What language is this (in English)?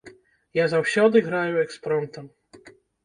Belarusian